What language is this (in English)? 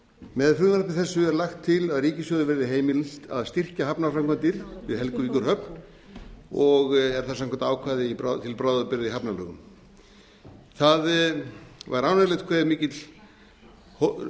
Icelandic